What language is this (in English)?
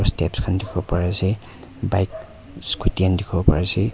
Naga Pidgin